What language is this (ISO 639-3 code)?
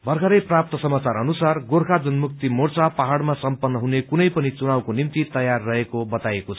nep